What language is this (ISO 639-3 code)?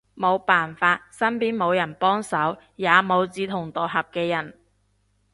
yue